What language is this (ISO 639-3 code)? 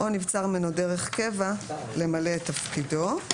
heb